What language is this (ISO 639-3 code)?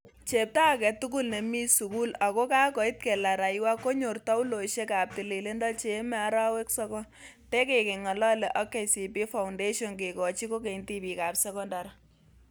kln